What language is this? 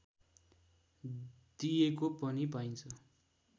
Nepali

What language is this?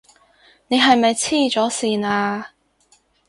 Cantonese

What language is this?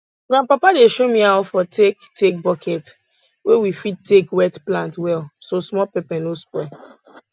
Nigerian Pidgin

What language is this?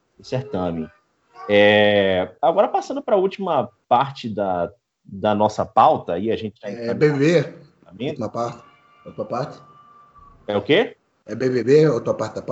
Portuguese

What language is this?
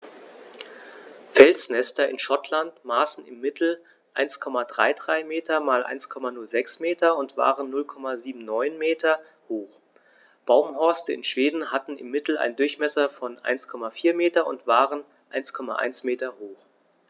German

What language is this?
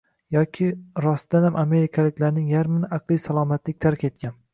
Uzbek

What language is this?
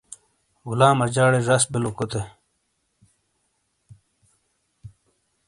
Shina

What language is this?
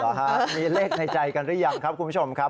Thai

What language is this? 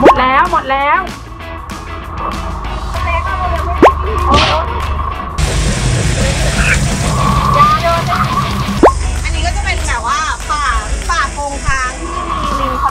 Thai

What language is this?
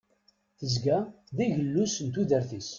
Kabyle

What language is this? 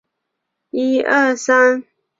Chinese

